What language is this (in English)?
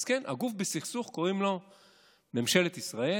Hebrew